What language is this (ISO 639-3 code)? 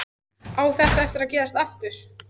isl